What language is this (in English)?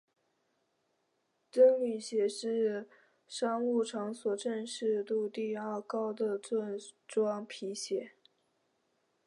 Chinese